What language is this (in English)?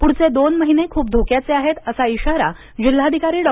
Marathi